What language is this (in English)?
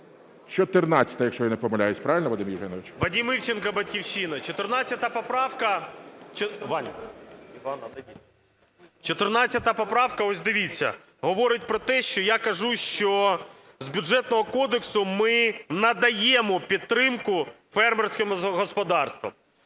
Ukrainian